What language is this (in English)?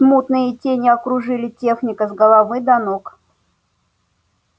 Russian